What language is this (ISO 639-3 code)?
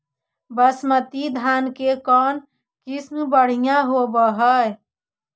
mag